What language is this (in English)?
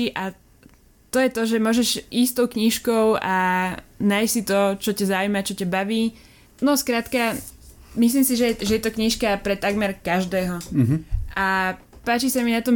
Slovak